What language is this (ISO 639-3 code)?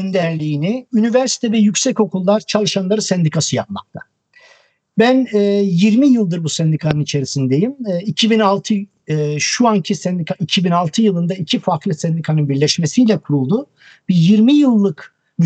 tur